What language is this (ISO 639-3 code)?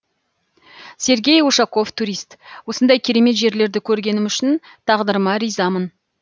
kaz